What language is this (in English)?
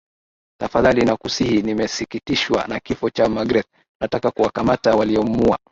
Swahili